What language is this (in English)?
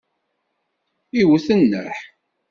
Kabyle